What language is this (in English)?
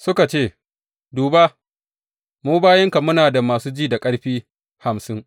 Hausa